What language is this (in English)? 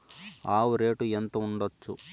Telugu